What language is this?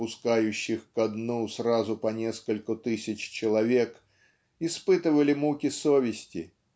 Russian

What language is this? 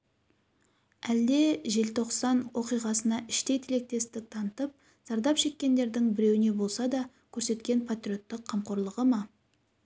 Kazakh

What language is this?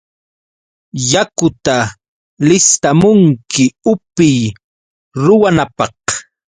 Yauyos Quechua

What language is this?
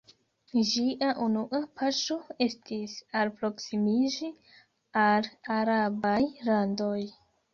Esperanto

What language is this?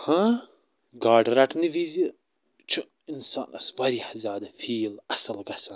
Kashmiri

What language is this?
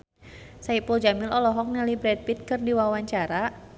Sundanese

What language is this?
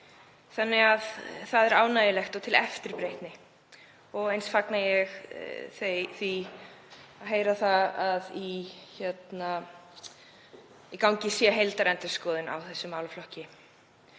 Icelandic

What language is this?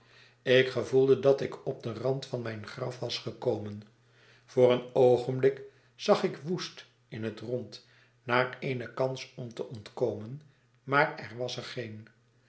Dutch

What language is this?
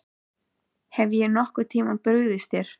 Icelandic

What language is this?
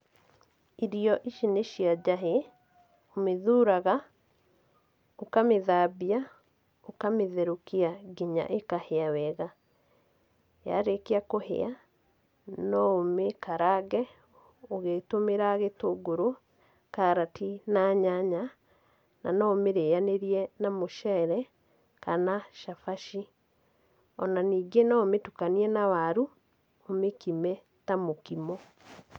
Kikuyu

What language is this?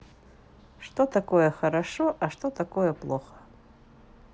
Russian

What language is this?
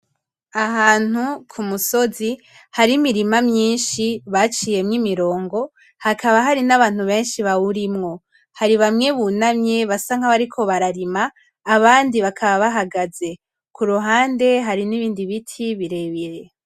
Rundi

